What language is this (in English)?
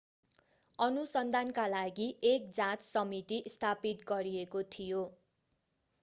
Nepali